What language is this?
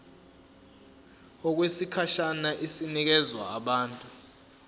Zulu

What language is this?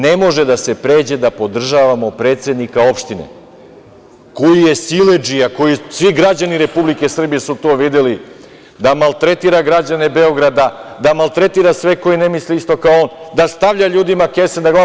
Serbian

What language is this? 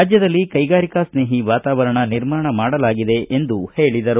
Kannada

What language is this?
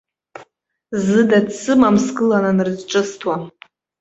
Abkhazian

